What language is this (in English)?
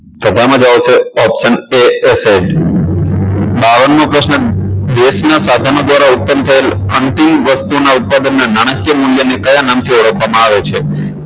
Gujarati